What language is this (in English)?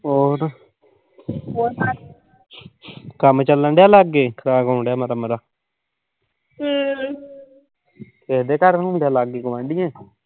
Punjabi